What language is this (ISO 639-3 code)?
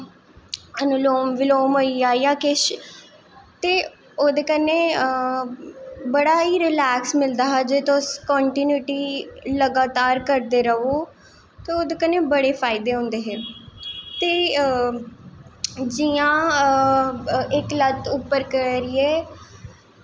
doi